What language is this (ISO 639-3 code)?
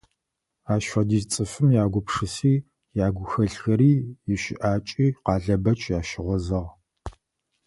ady